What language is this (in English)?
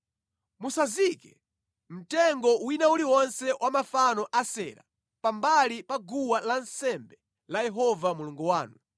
Nyanja